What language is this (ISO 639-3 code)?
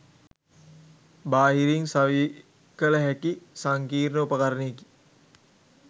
sin